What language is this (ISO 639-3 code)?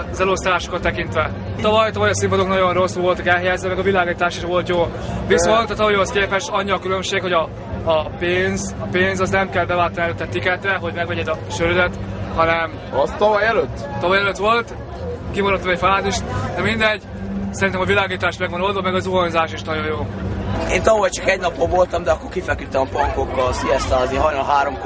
hun